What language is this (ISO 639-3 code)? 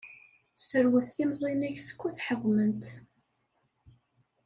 kab